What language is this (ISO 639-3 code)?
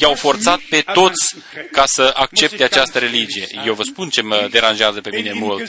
ron